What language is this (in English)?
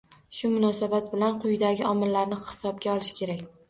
Uzbek